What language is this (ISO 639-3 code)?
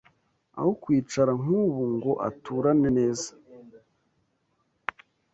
kin